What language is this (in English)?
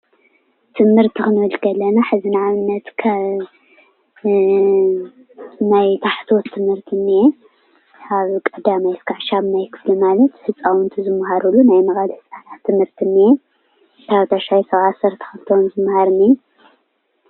Tigrinya